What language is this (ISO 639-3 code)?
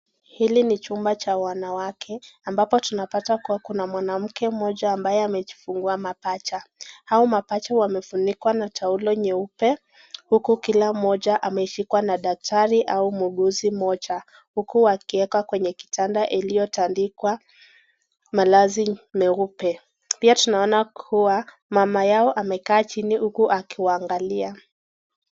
swa